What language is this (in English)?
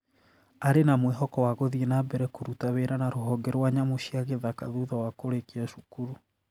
Kikuyu